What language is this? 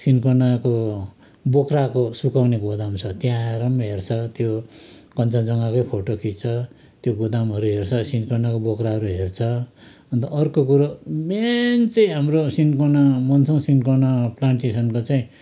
Nepali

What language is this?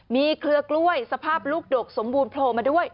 Thai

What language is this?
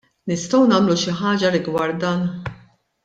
Maltese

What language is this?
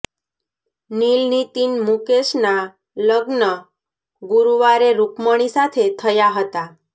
Gujarati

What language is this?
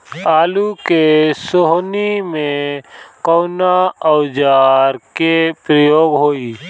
Bhojpuri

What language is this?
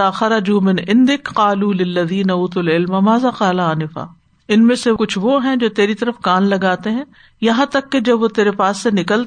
Urdu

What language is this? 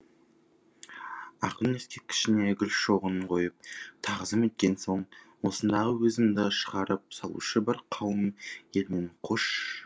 Kazakh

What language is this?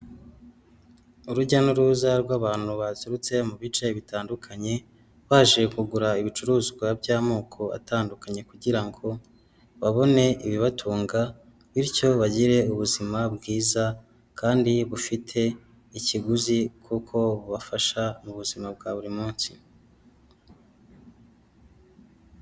Kinyarwanda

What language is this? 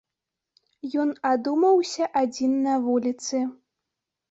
Belarusian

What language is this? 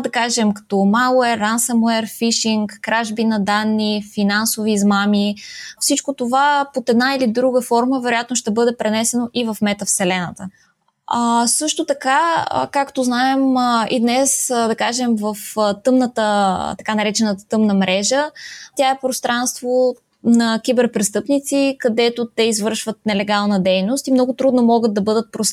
Bulgarian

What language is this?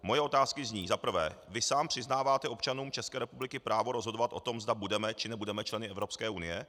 Czech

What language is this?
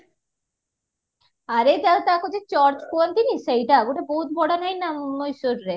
Odia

